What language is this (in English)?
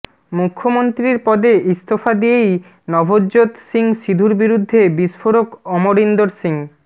Bangla